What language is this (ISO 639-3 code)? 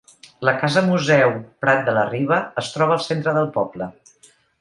cat